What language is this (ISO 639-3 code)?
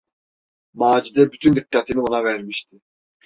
tur